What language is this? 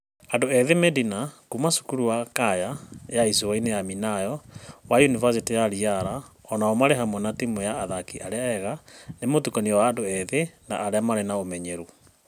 Kikuyu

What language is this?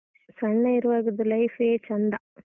Kannada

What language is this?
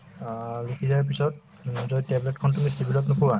Assamese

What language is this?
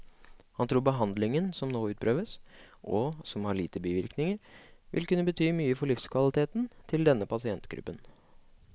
Norwegian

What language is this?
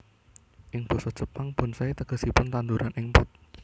Javanese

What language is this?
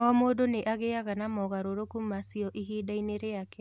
Kikuyu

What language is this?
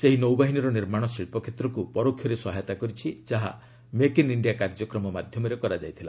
Odia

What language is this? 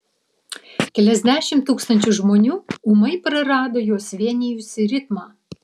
Lithuanian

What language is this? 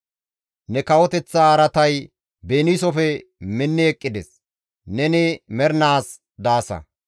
Gamo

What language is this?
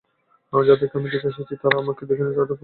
Bangla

